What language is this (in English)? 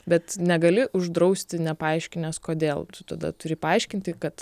Lithuanian